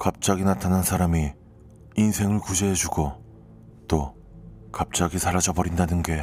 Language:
Korean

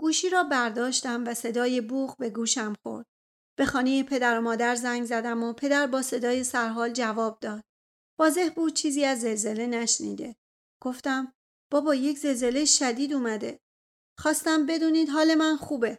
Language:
Persian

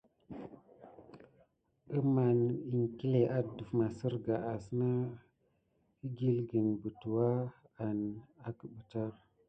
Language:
Gidar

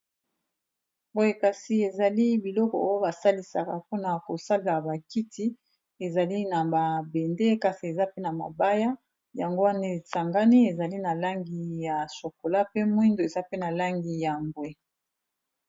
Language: Lingala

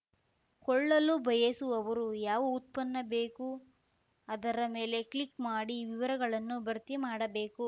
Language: Kannada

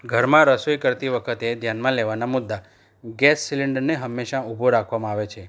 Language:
Gujarati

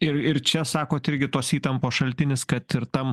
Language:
Lithuanian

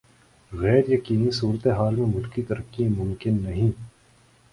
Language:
Urdu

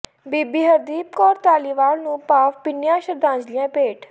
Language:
Punjabi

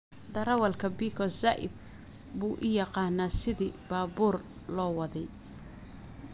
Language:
Somali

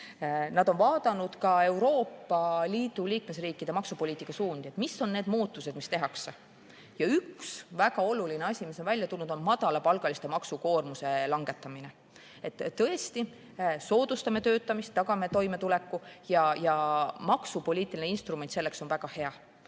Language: Estonian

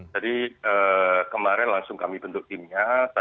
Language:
Indonesian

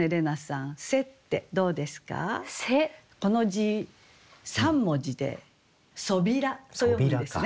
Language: Japanese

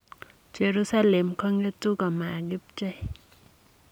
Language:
Kalenjin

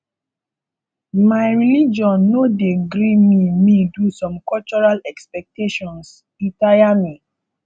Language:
Nigerian Pidgin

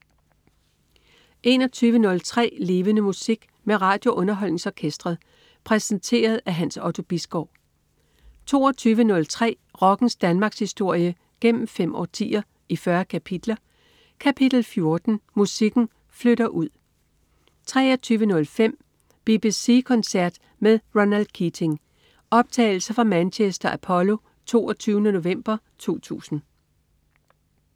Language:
Danish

